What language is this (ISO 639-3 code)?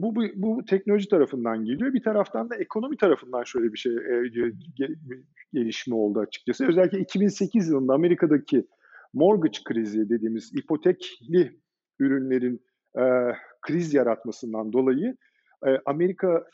tur